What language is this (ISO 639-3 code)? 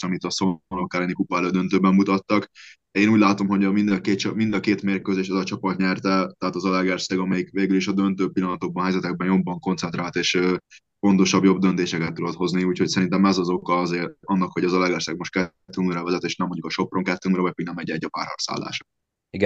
hun